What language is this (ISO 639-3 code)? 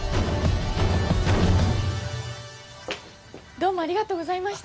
jpn